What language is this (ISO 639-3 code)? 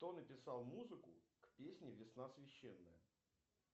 rus